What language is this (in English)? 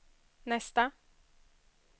Swedish